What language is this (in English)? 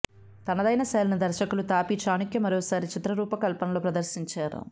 Telugu